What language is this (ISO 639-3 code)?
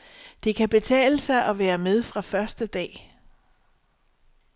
dan